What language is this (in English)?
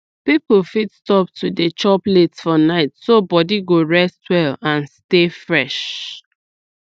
Nigerian Pidgin